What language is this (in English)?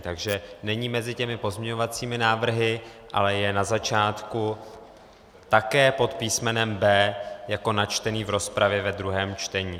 Czech